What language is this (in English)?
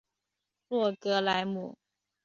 Chinese